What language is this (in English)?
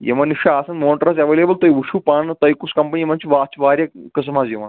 Kashmiri